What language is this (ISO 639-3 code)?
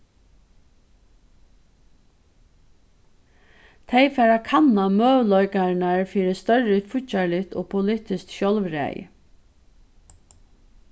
fao